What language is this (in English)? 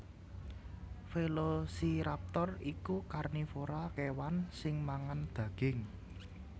Javanese